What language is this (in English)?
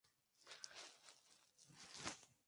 Spanish